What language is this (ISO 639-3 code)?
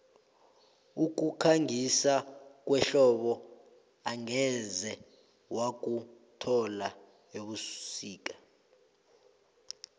nbl